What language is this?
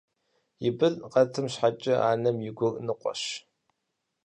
Kabardian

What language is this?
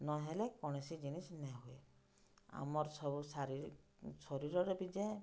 Odia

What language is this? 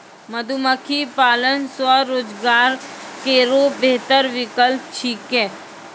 Maithili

